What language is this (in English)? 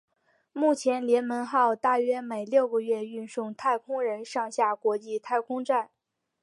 Chinese